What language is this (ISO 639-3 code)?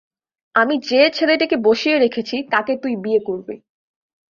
ben